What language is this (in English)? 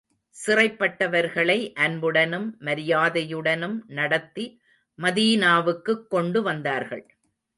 Tamil